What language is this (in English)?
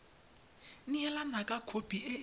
Tswana